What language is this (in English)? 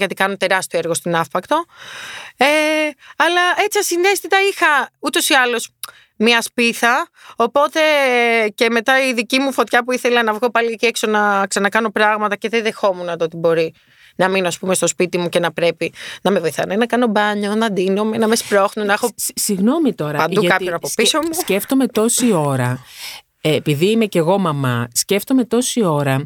Greek